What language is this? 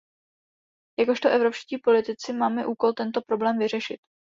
Czech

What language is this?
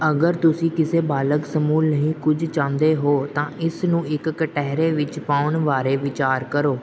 Punjabi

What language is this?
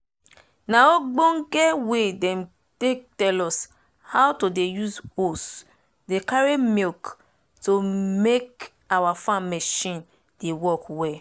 Nigerian Pidgin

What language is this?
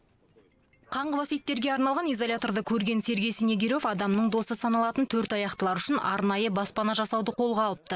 Kazakh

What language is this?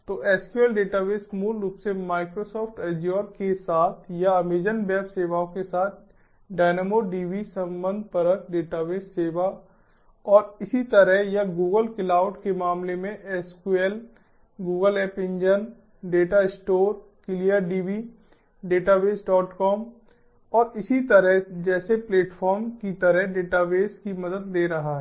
Hindi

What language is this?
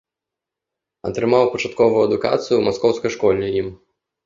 Belarusian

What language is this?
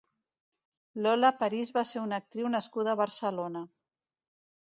Catalan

